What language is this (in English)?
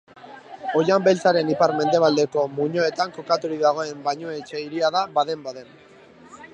Basque